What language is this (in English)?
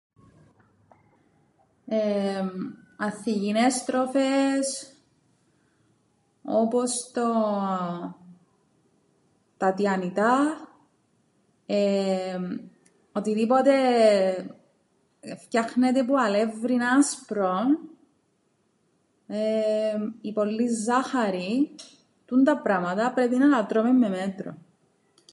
Greek